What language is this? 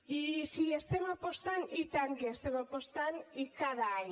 Catalan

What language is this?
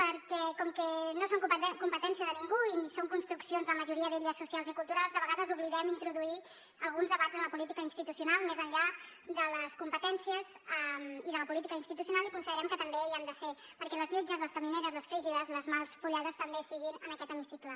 Catalan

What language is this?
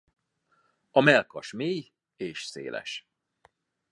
Hungarian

